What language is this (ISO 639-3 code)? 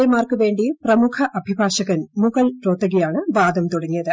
mal